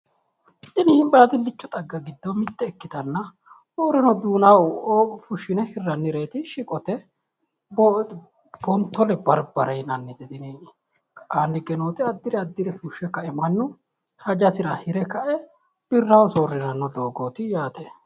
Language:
Sidamo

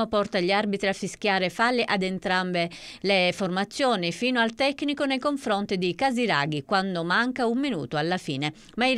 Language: Italian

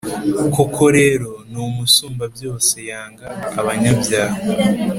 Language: Kinyarwanda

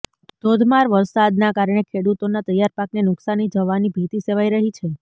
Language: Gujarati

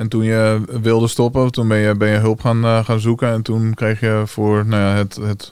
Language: Dutch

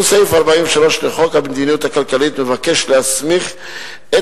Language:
Hebrew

